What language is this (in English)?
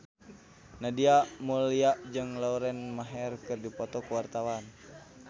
Sundanese